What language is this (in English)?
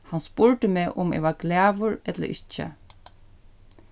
Faroese